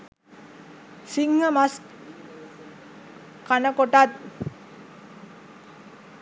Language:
Sinhala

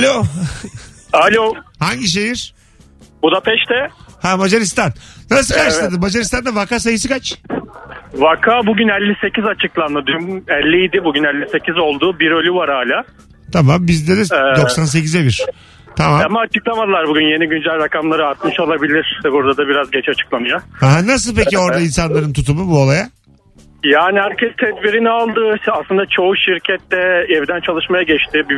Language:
Turkish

